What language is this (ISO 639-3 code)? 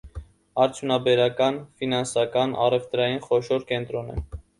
hye